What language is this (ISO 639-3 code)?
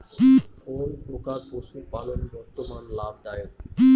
ben